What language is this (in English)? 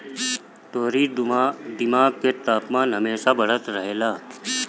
Bhojpuri